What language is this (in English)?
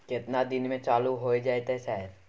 Maithili